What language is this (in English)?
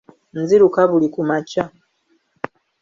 Ganda